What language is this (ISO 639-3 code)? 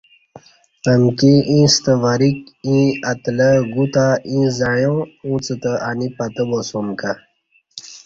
bsh